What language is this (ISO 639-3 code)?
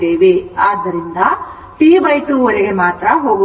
kan